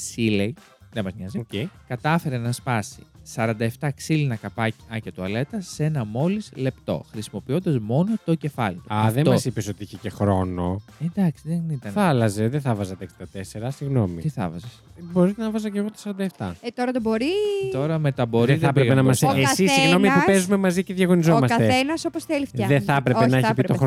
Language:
Greek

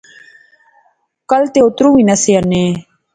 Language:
Pahari-Potwari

